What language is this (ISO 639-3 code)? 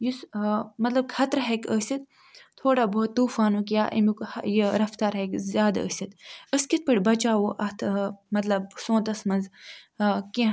kas